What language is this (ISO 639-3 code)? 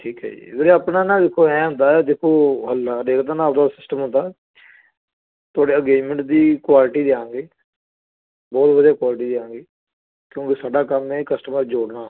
pan